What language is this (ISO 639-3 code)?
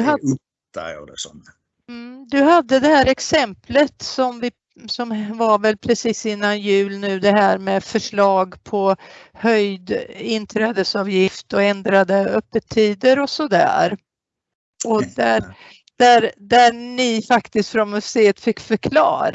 swe